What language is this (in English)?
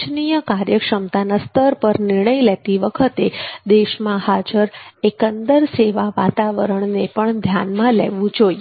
Gujarati